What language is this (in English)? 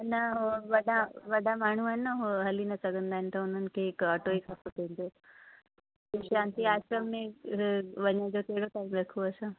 Sindhi